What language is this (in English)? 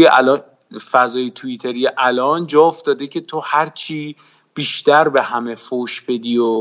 Persian